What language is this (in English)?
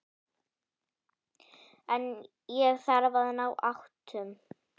Icelandic